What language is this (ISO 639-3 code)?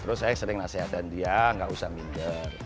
ind